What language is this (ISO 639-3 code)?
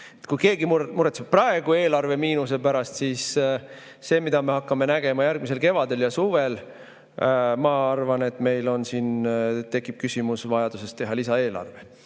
est